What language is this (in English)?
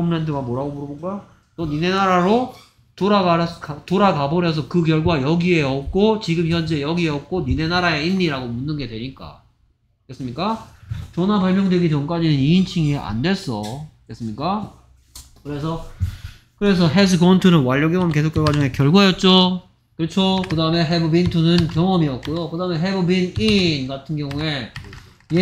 Korean